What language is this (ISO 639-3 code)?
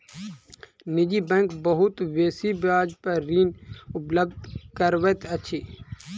mai